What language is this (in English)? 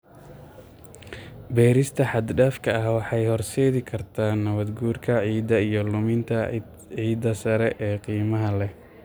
Somali